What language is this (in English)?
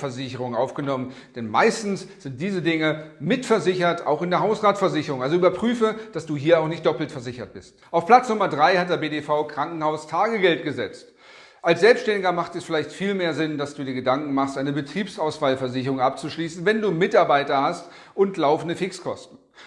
German